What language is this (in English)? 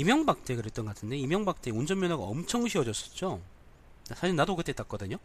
Korean